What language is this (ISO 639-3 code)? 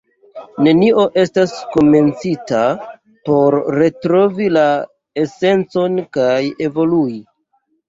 epo